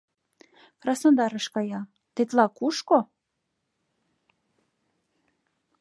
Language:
Mari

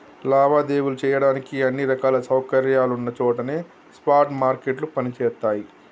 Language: Telugu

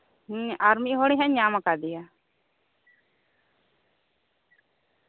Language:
Santali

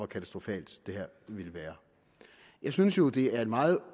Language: Danish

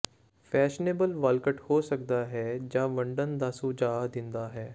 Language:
Punjabi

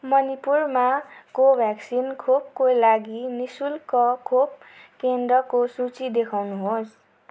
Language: Nepali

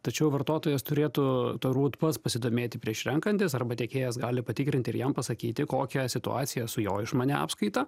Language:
Lithuanian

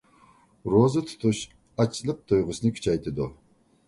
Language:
Uyghur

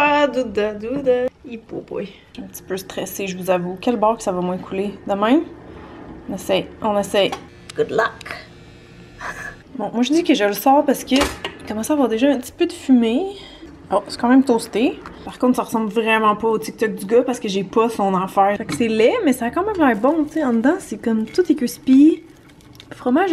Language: French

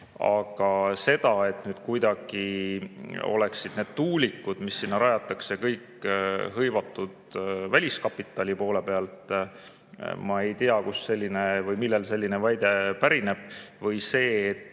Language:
Estonian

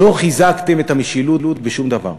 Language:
Hebrew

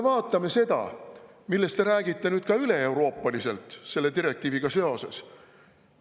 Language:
Estonian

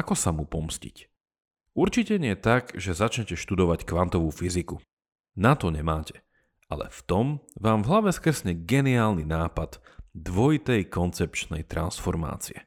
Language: Slovak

